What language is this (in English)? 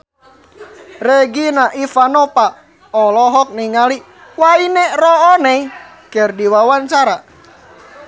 Sundanese